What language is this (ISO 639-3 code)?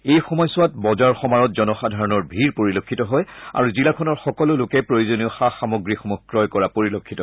asm